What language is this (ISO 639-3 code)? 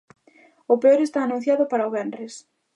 glg